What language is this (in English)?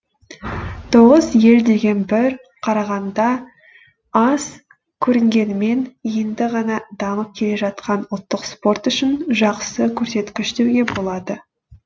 Kazakh